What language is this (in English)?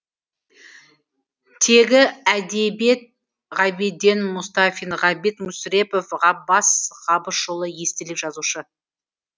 Kazakh